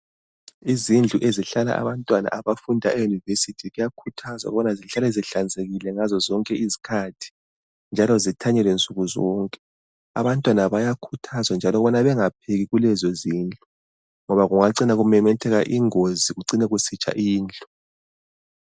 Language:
North Ndebele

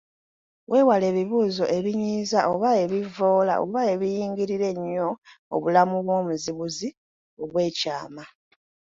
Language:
Ganda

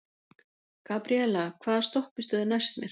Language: Icelandic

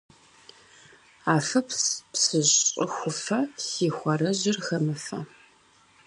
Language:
Kabardian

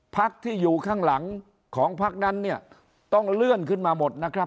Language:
Thai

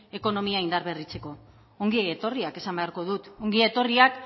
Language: Basque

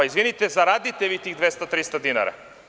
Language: Serbian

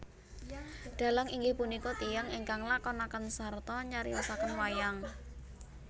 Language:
Javanese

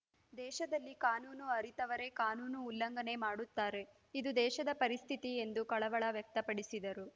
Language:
Kannada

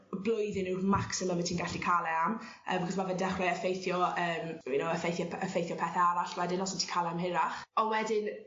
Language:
Welsh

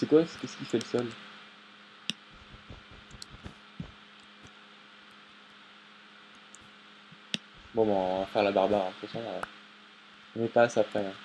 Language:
French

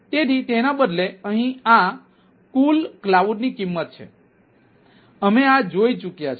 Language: Gujarati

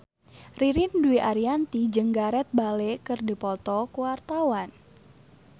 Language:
Sundanese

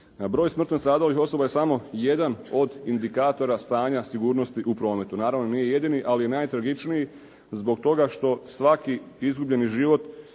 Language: Croatian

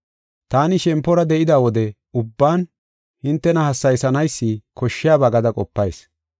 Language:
Gofa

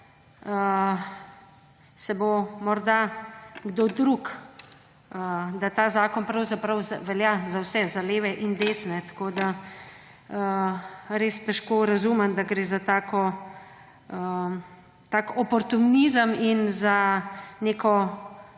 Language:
Slovenian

